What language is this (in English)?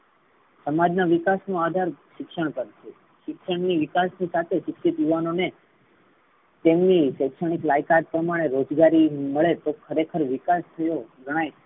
Gujarati